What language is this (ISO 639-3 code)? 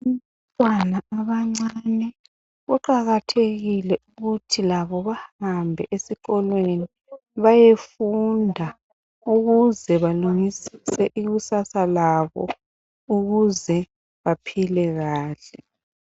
nde